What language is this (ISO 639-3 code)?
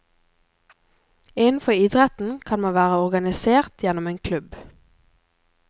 nor